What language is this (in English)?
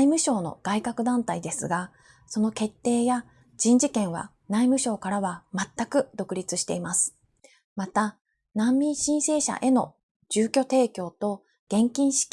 Japanese